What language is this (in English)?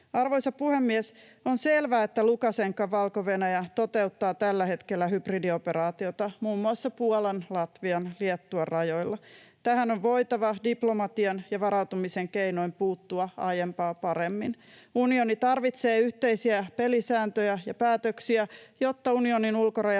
Finnish